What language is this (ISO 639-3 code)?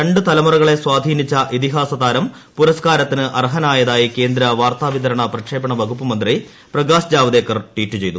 mal